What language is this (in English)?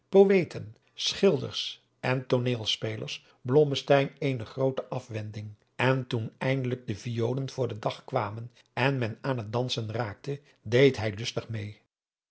Dutch